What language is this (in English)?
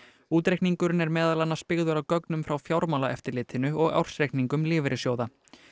Icelandic